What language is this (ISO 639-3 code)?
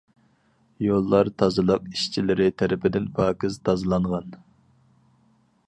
uig